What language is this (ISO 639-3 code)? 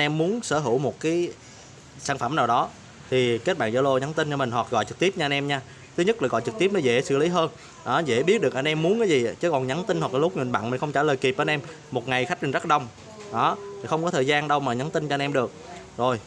vie